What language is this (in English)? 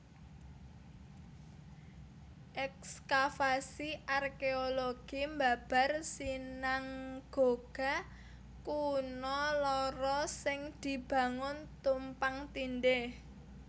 Javanese